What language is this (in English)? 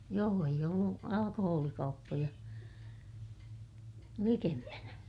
Finnish